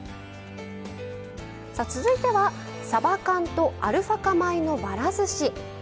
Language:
Japanese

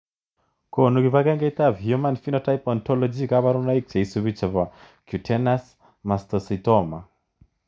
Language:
Kalenjin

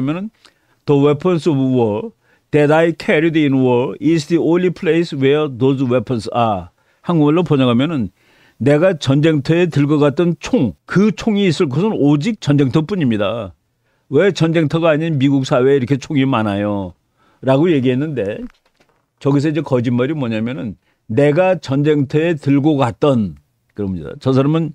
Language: Korean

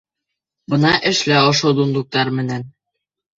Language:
Bashkir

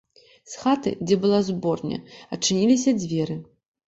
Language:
Belarusian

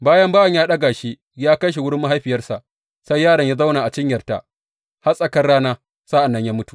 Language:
Hausa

